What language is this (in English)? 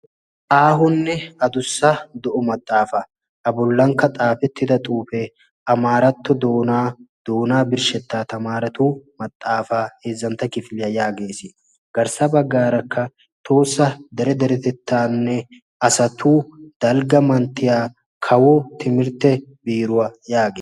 Wolaytta